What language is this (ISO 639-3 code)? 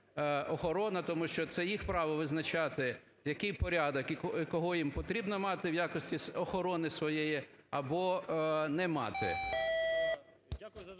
ukr